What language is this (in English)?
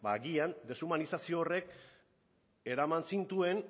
Basque